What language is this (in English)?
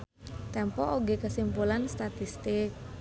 Sundanese